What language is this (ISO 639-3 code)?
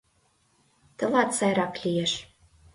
chm